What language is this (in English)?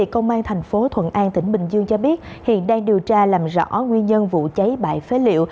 Vietnamese